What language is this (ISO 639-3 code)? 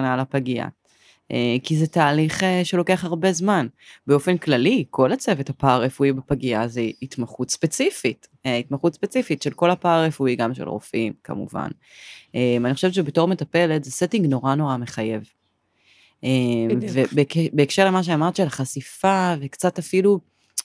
heb